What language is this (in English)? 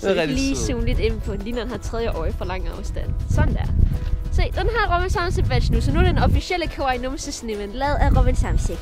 Danish